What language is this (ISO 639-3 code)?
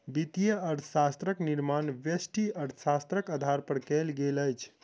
mai